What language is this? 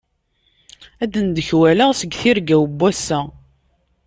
Kabyle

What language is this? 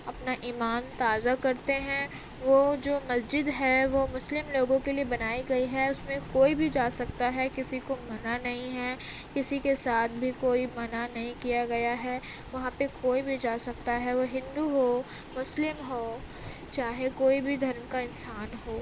Urdu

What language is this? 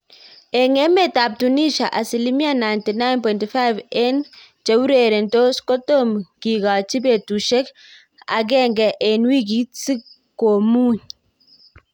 Kalenjin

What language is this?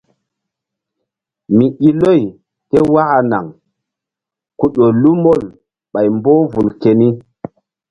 Mbum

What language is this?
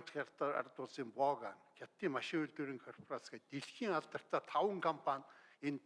Turkish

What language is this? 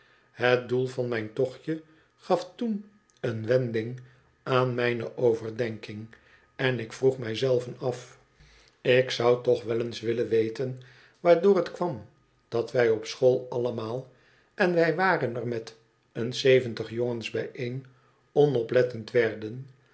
Dutch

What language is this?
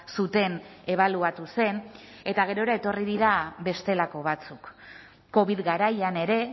Basque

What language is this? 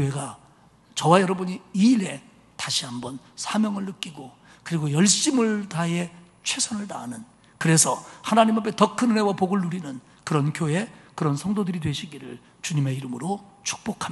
Korean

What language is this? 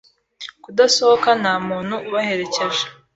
Kinyarwanda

